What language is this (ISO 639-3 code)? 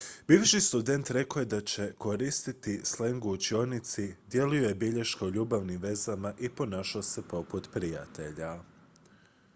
hrv